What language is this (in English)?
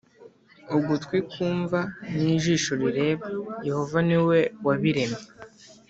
Kinyarwanda